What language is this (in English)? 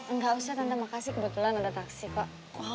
Indonesian